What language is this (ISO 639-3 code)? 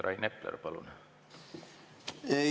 est